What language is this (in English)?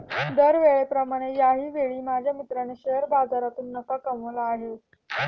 Marathi